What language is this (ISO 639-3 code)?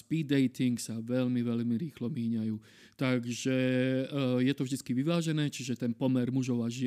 slk